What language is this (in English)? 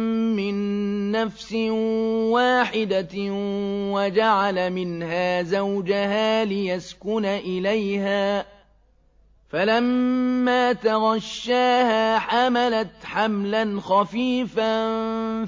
Arabic